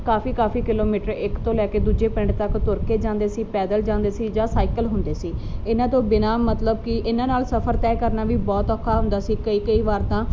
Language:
Punjabi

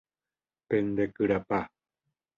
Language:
Guarani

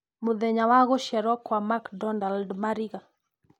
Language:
Kikuyu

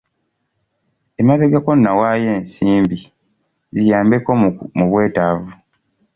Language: Ganda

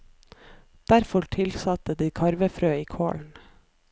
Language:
Norwegian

